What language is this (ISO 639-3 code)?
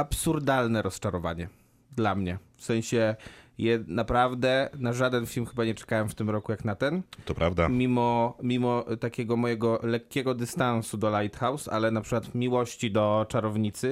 pol